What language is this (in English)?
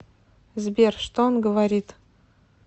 Russian